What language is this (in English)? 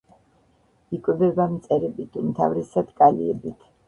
Georgian